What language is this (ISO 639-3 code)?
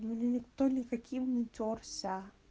rus